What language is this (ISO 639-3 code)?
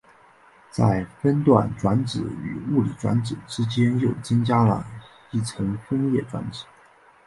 zho